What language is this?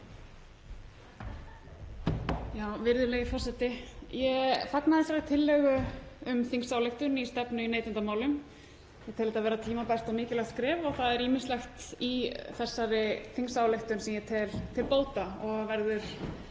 Icelandic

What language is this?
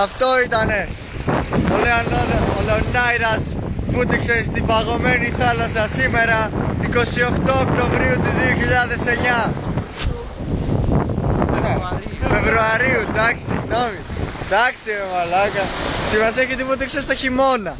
Greek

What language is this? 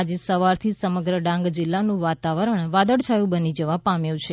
Gujarati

